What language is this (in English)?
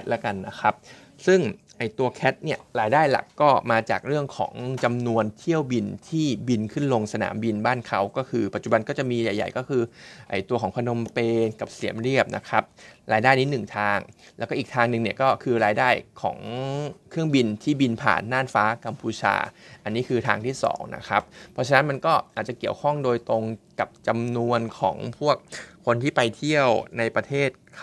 Thai